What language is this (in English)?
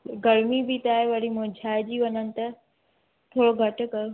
Sindhi